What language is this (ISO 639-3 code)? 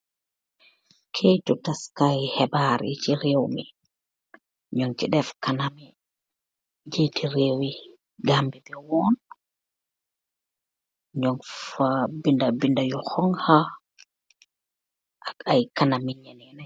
wol